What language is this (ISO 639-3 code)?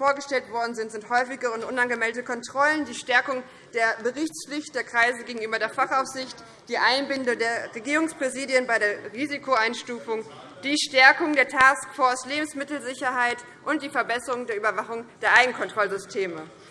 deu